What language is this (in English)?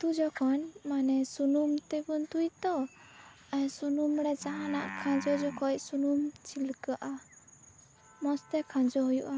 Santali